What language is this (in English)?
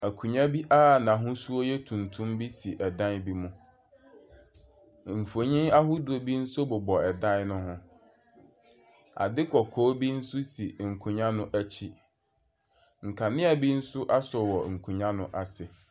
Akan